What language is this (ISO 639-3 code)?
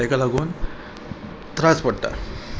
kok